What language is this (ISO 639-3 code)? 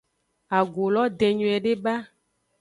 ajg